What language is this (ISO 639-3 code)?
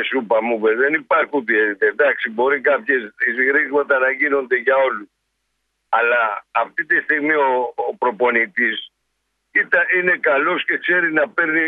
ell